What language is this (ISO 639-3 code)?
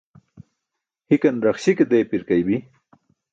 bsk